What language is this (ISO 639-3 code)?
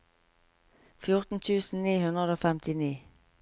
nor